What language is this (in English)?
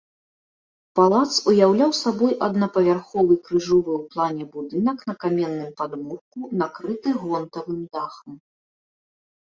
Belarusian